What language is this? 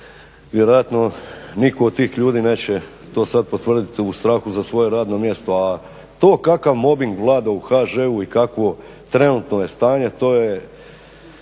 Croatian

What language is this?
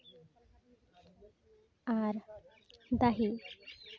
Santali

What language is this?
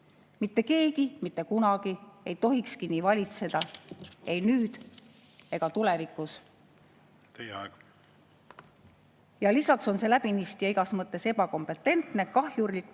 Estonian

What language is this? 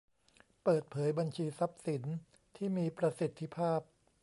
Thai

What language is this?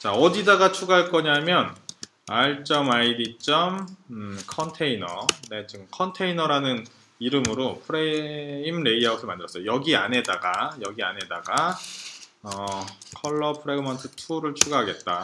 Korean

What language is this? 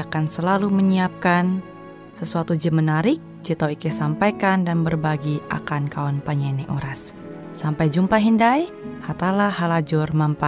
Indonesian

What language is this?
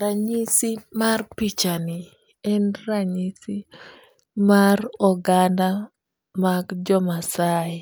Luo (Kenya and Tanzania)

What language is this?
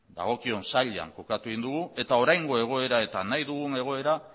Basque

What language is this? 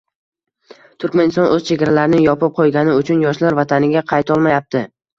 Uzbek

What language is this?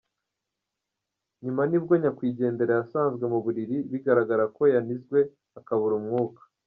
Kinyarwanda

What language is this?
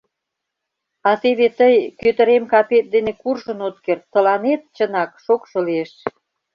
Mari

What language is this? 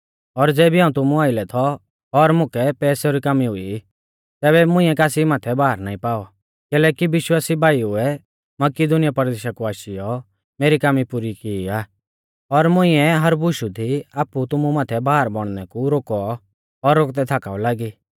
Mahasu Pahari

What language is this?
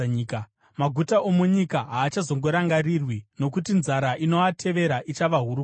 Shona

